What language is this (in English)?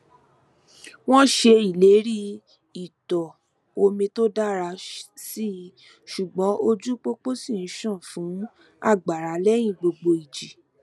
Yoruba